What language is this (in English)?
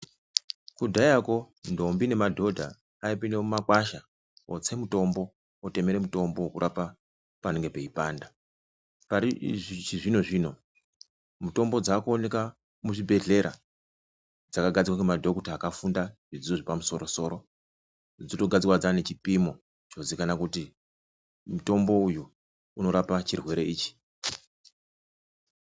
Ndau